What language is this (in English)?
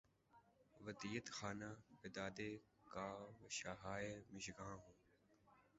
Urdu